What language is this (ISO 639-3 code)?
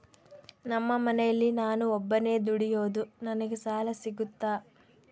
kan